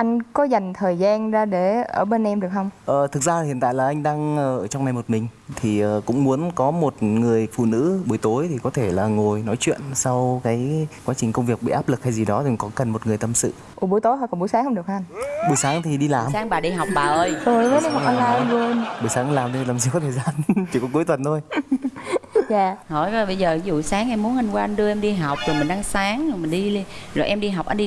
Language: Vietnamese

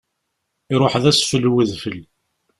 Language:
Kabyle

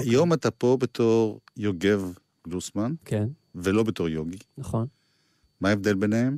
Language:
Hebrew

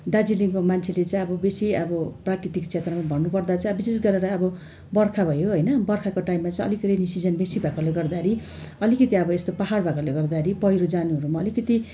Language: Nepali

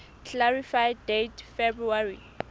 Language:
Southern Sotho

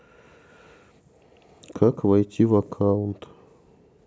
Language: Russian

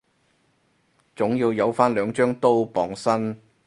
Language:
Cantonese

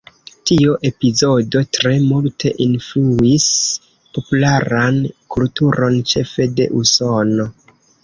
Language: Esperanto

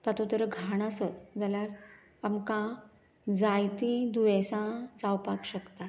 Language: Konkani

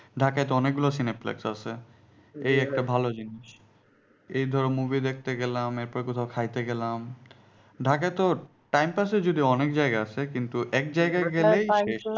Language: Bangla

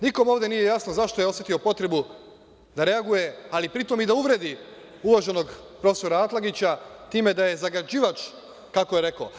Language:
Serbian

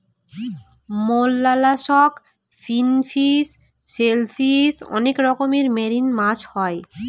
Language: Bangla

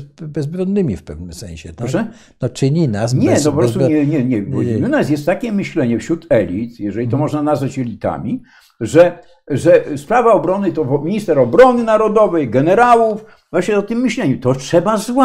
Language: Polish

